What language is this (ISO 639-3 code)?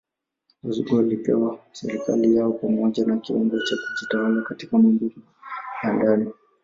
swa